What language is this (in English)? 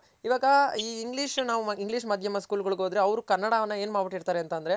Kannada